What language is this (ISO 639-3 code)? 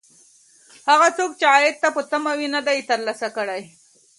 pus